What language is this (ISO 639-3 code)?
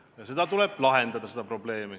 est